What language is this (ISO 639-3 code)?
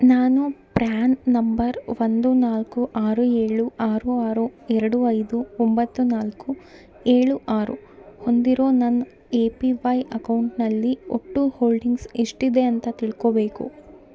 kan